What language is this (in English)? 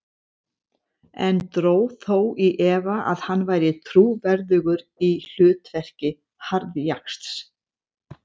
Icelandic